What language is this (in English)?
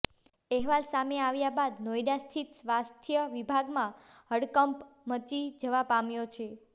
Gujarati